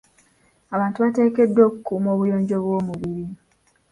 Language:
Ganda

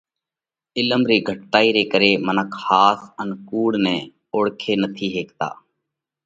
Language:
Parkari Koli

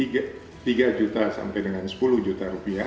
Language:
Indonesian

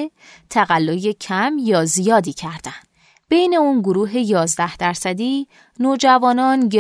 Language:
Persian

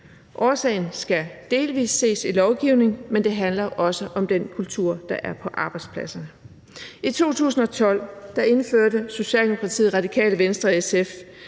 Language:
Danish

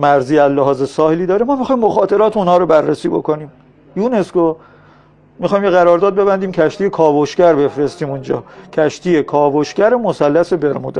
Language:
Persian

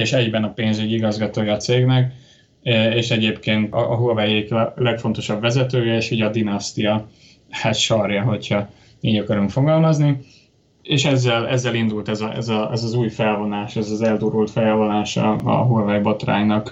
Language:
Hungarian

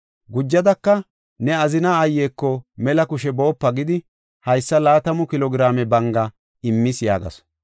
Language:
Gofa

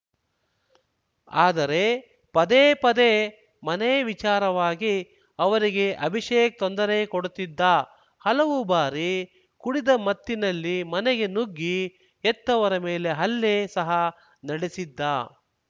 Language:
Kannada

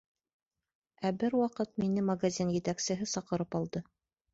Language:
Bashkir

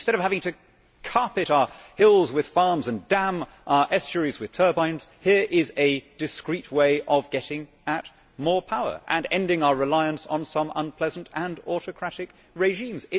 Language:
English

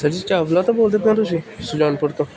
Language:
Punjabi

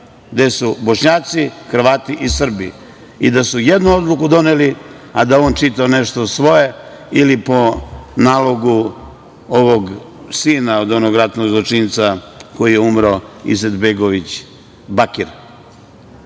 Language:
Serbian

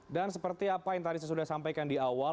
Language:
Indonesian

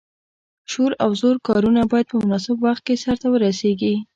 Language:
Pashto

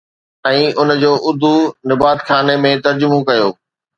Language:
Sindhi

